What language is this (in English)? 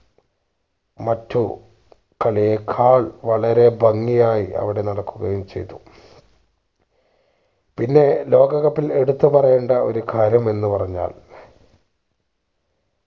Malayalam